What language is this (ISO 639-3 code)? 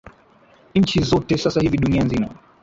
swa